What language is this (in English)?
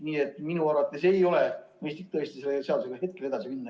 Estonian